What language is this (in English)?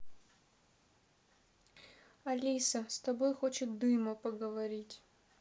Russian